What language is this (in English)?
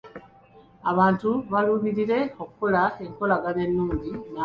Ganda